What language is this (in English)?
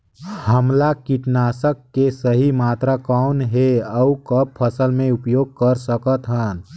Chhattisgarhi